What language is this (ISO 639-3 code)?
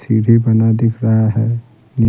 hin